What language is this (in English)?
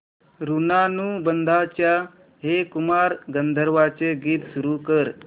Marathi